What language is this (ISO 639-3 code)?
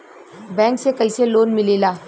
bho